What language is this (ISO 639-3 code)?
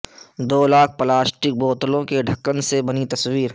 urd